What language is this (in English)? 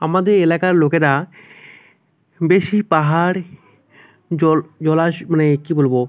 Bangla